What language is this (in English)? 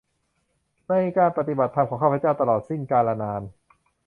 Thai